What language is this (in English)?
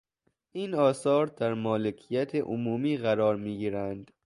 Persian